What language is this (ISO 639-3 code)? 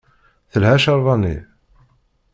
kab